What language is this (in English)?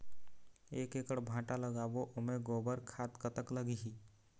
Chhattisgarhi